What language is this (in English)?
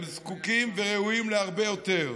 Hebrew